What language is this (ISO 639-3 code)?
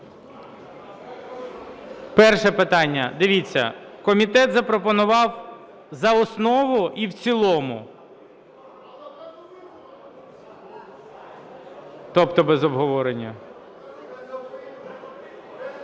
ukr